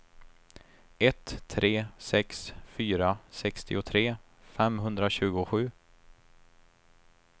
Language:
Swedish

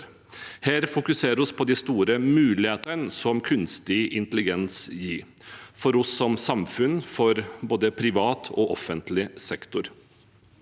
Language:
Norwegian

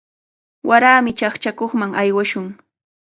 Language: Cajatambo North Lima Quechua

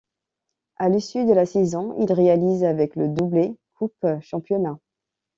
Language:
French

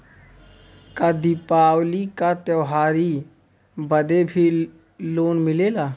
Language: Bhojpuri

